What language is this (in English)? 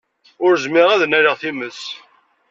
Kabyle